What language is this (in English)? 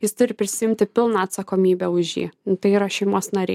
Lithuanian